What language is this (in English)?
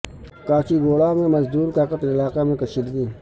Urdu